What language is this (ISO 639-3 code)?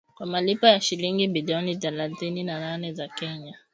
swa